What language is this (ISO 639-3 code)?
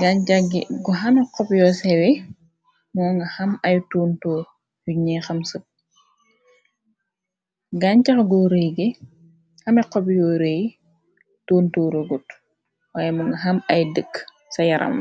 wol